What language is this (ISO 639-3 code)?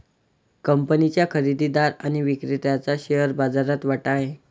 mar